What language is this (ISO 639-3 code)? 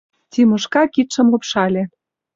chm